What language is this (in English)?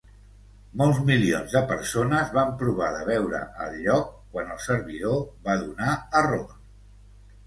Catalan